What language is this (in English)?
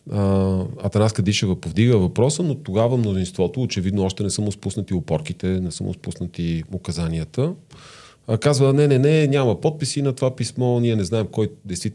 Bulgarian